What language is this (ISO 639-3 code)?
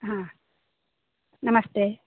san